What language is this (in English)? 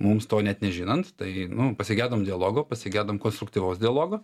Lithuanian